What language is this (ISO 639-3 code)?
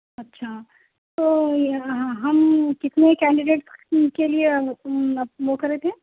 urd